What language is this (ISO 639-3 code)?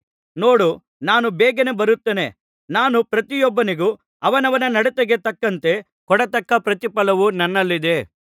kan